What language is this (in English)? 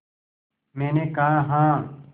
Hindi